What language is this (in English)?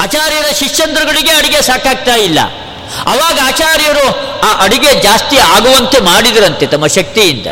Kannada